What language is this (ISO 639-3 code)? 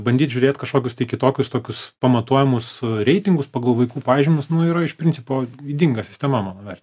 lit